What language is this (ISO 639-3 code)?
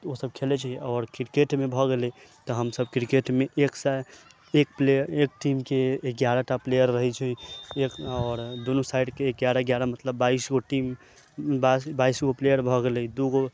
mai